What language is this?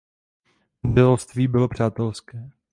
Czech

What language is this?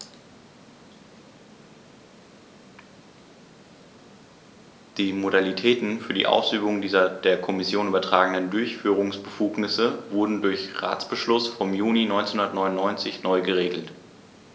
German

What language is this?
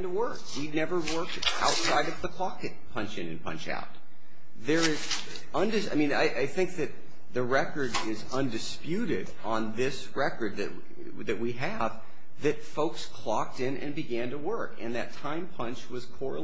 English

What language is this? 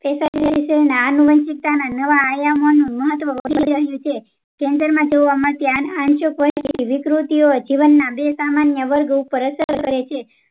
Gujarati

